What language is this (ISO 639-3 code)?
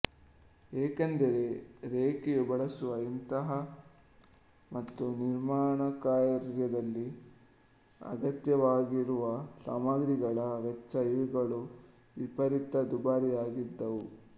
kan